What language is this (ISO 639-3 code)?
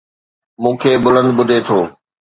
snd